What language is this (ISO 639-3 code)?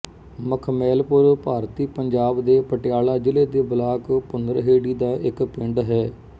pan